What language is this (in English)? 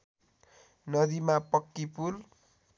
Nepali